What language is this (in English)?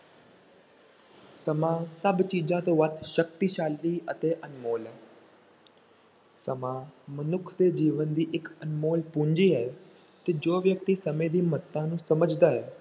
Punjabi